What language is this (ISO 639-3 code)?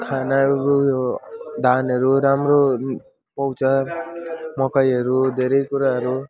nep